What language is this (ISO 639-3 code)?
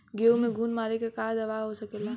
bho